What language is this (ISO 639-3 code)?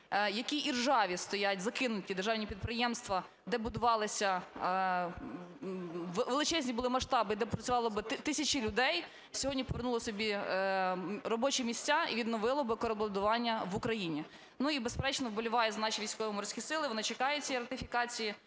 ukr